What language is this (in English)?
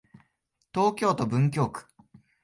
Japanese